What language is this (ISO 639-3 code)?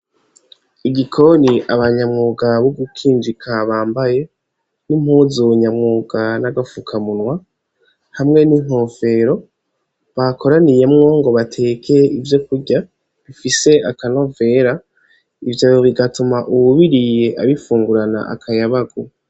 run